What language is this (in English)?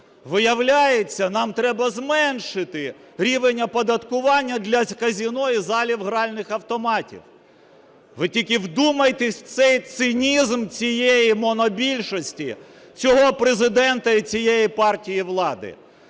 Ukrainian